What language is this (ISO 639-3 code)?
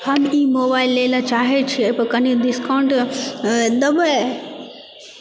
mai